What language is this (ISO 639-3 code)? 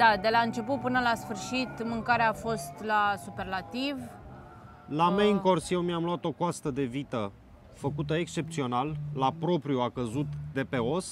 ron